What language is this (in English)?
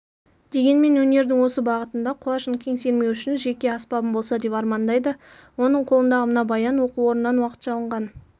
Kazakh